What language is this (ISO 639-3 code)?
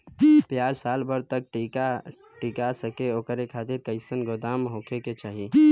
bho